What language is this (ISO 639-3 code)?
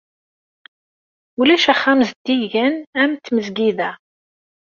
kab